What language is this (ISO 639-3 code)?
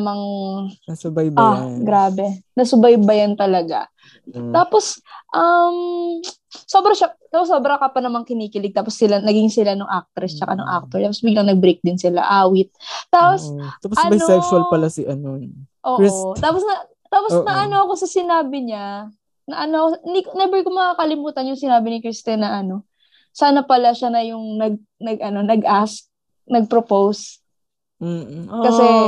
fil